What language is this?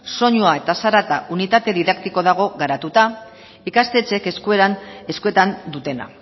Basque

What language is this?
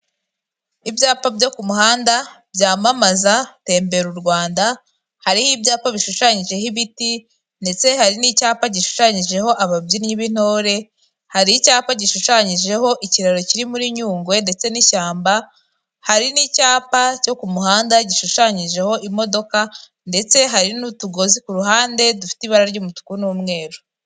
Kinyarwanda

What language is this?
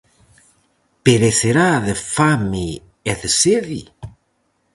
Galician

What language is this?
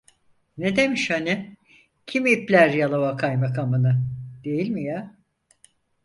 Turkish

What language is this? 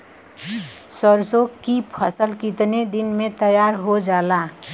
Bhojpuri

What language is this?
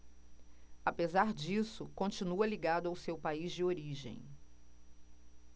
Portuguese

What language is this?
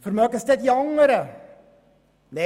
Swiss German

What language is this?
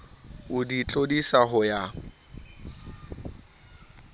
Southern Sotho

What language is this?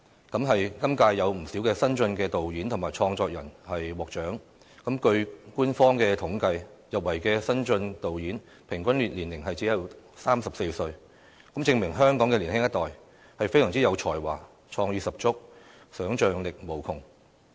Cantonese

